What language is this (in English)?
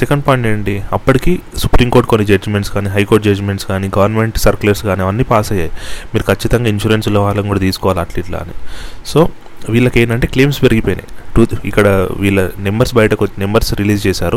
Telugu